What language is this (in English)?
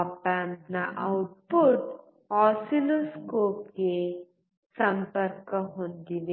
Kannada